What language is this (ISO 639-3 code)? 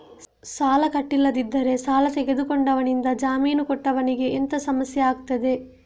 kan